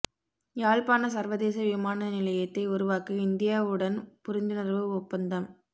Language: Tamil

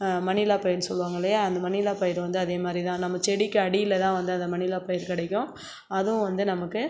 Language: Tamil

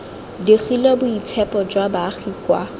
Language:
Tswana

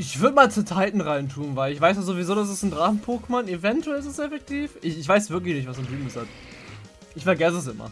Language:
German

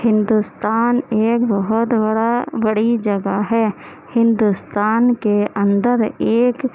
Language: Urdu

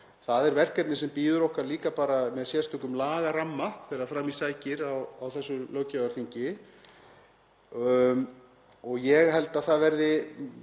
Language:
Icelandic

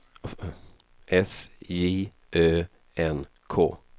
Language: Swedish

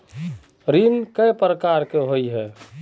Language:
Magahi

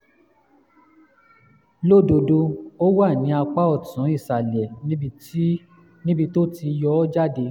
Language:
Yoruba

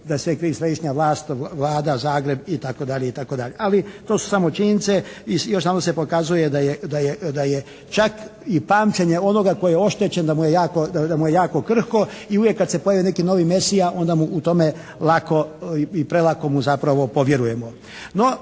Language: Croatian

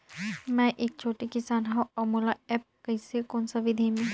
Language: Chhattisgarhi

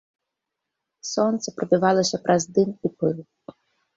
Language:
Belarusian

